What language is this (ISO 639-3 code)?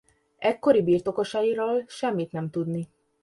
hun